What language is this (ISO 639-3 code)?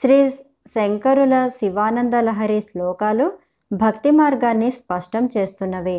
tel